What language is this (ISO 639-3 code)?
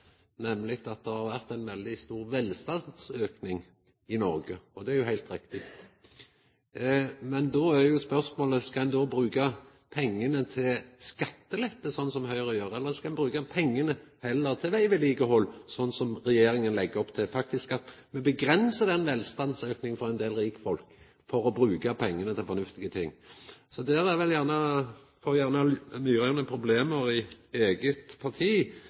nno